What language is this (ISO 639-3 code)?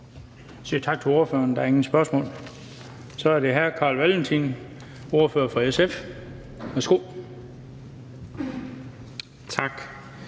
dan